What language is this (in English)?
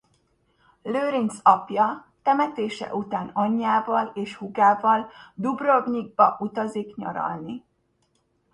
Hungarian